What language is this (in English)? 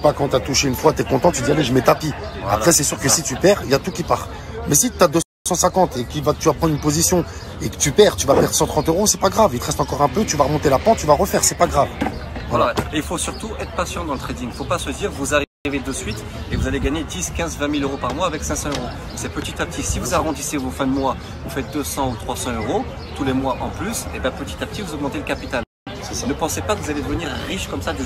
French